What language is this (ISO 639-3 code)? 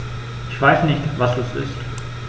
deu